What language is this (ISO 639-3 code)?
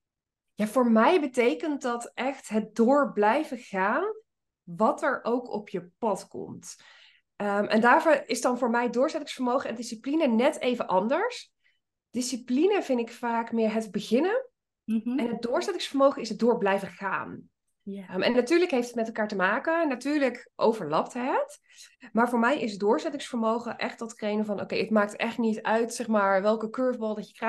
nld